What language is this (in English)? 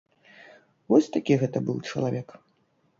Belarusian